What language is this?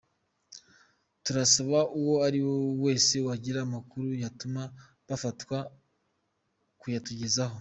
Kinyarwanda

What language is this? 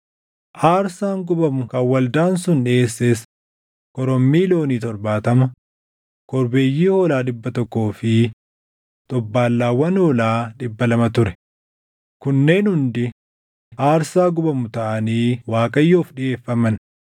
Oromo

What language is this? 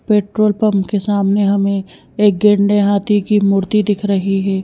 Hindi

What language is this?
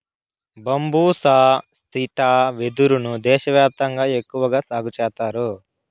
Telugu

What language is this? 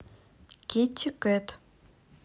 Russian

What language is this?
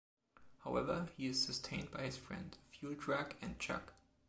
English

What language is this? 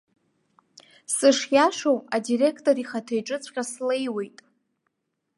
Abkhazian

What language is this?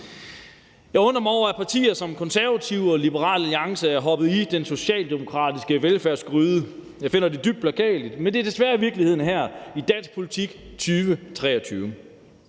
Danish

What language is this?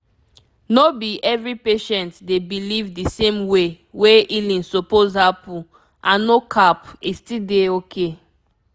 Nigerian Pidgin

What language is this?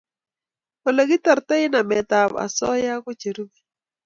Kalenjin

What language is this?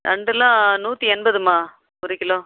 Tamil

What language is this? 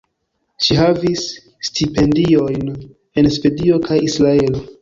Esperanto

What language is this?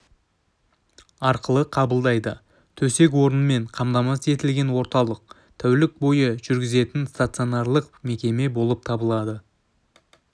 Kazakh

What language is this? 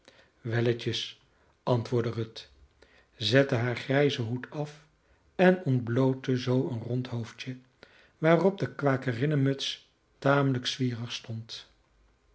Dutch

